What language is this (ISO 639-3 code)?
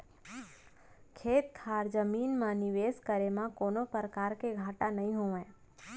hne